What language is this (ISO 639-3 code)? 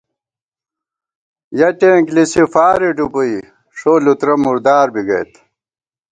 gwt